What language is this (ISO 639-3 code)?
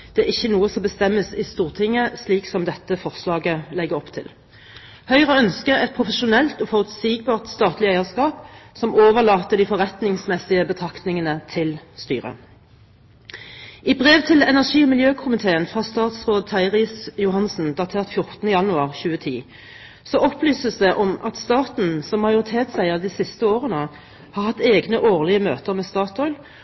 nob